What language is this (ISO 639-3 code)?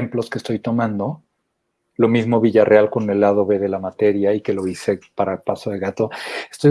spa